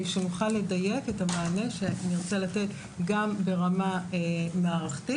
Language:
Hebrew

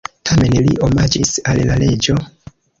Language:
Esperanto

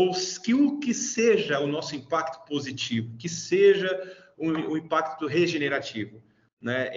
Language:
Portuguese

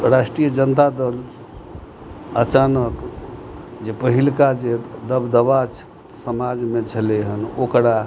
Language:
Maithili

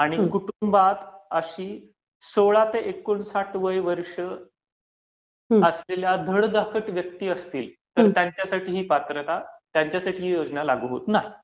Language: Marathi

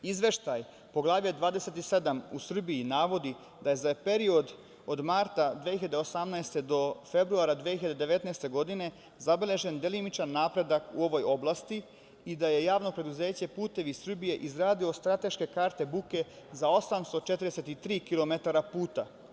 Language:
Serbian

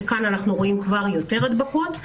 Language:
Hebrew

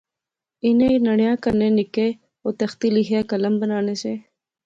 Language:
Pahari-Potwari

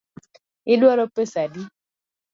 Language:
Luo (Kenya and Tanzania)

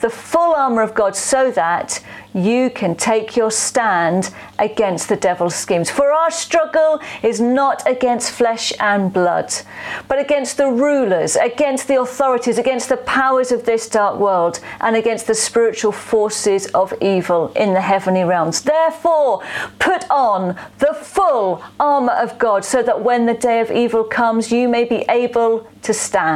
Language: English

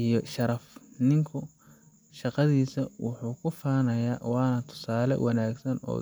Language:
Somali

